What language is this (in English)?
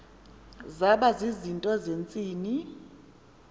Xhosa